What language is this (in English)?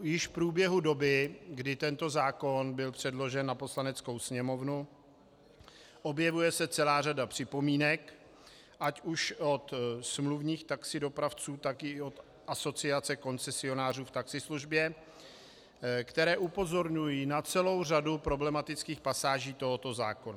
Czech